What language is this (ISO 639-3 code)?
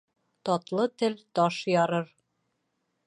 bak